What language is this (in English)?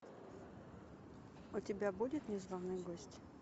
Russian